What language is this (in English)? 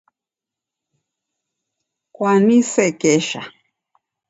Taita